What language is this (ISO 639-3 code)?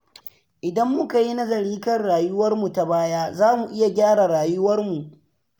hau